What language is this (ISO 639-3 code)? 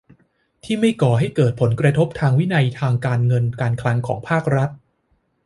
tha